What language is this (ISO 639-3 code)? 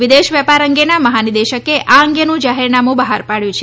guj